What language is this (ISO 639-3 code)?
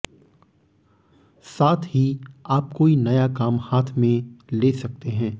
hin